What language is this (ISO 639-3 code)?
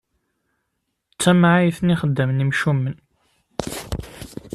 kab